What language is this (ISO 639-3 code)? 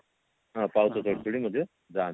ori